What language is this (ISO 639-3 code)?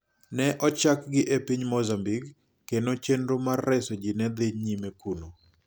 luo